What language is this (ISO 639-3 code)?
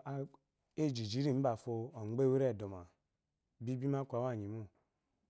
afo